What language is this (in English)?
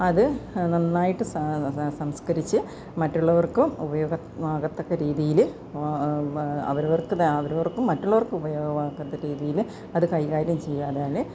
Malayalam